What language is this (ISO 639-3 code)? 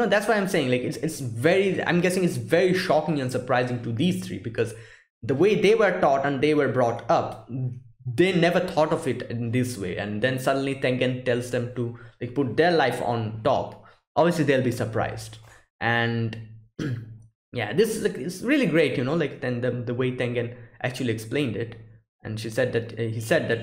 eng